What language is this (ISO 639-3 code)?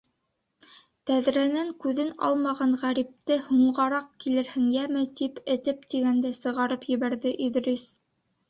bak